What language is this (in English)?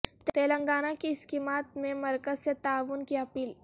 Urdu